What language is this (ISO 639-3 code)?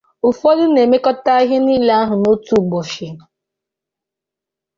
ibo